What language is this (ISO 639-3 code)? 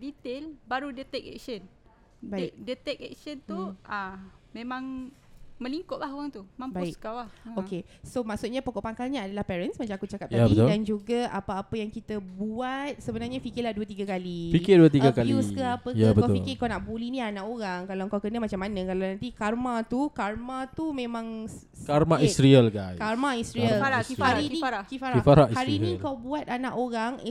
msa